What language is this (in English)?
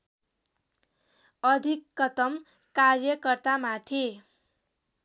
Nepali